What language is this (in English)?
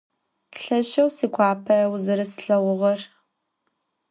Adyghe